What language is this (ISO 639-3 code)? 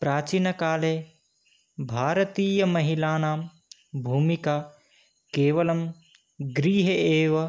san